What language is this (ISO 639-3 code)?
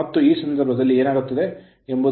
kan